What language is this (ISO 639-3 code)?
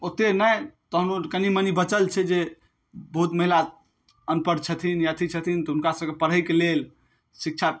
mai